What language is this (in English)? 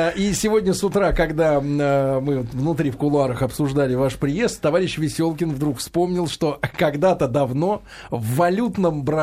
Russian